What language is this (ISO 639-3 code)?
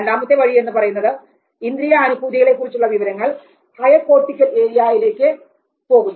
mal